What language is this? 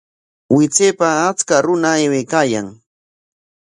Corongo Ancash Quechua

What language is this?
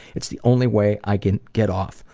English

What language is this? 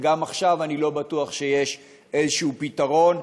Hebrew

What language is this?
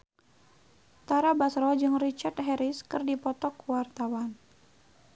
Sundanese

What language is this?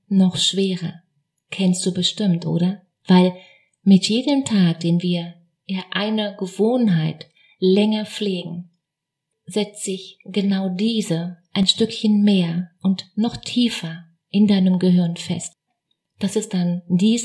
German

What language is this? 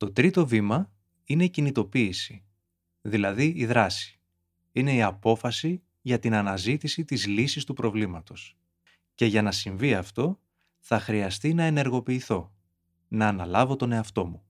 Greek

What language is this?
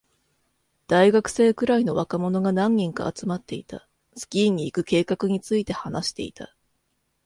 Japanese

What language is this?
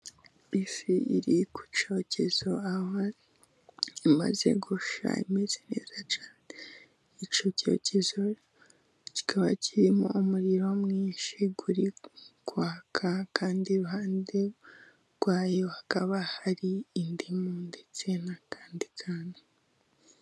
Kinyarwanda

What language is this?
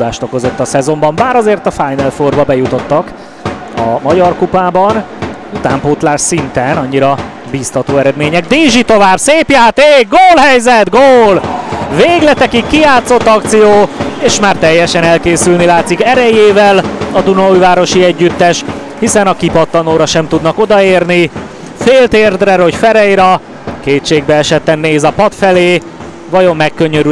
Hungarian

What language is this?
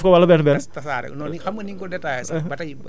Wolof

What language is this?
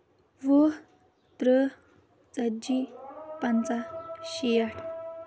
Kashmiri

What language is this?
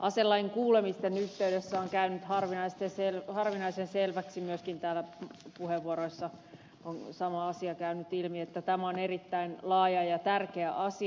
Finnish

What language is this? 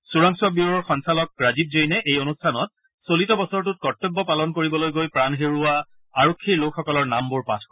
Assamese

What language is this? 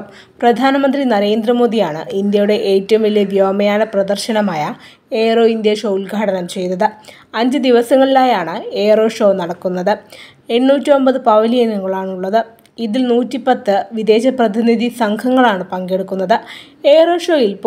Romanian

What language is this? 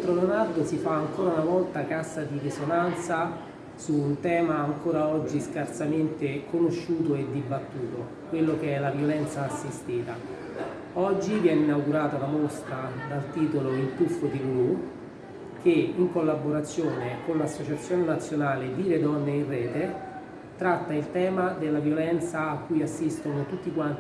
Italian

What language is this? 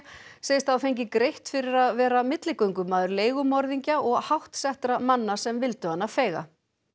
Icelandic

